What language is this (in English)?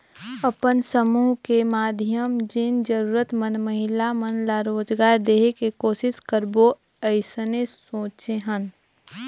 Chhattisgarhi